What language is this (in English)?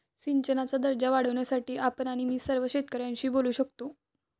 Marathi